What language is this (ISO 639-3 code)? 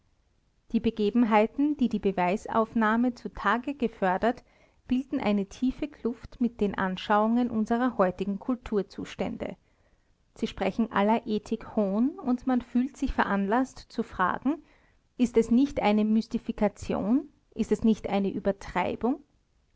deu